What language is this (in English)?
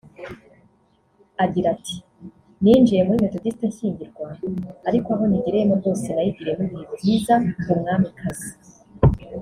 Kinyarwanda